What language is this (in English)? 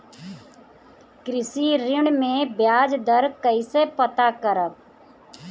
Bhojpuri